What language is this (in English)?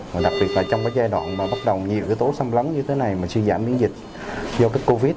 Vietnamese